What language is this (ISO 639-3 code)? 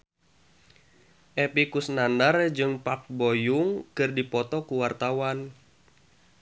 sun